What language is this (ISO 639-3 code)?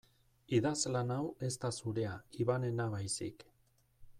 eus